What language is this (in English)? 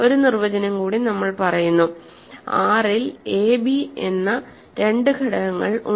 Malayalam